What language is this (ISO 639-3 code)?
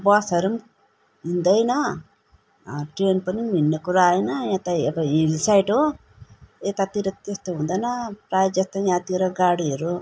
nep